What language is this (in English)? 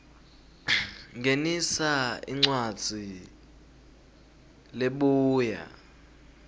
Swati